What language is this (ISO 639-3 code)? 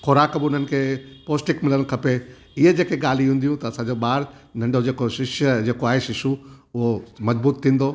snd